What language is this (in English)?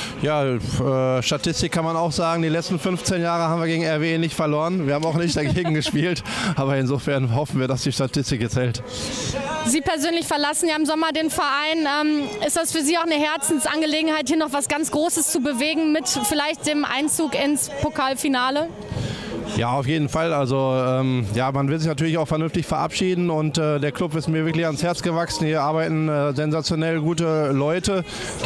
German